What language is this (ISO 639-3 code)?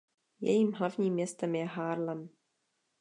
ces